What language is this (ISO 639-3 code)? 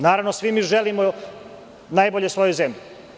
srp